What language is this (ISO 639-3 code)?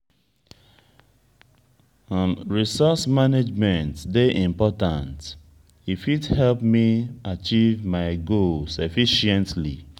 pcm